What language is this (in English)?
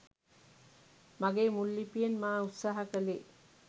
Sinhala